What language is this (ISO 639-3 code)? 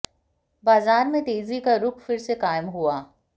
hin